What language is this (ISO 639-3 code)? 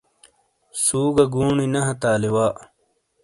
scl